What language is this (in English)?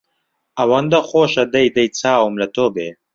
Central Kurdish